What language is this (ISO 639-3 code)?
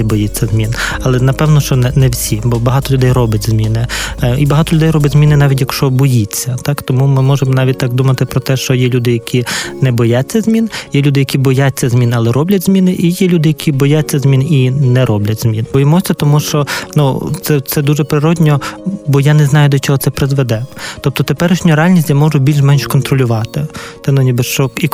ukr